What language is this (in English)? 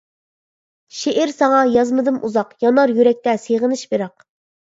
Uyghur